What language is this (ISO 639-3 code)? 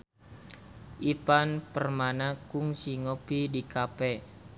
sun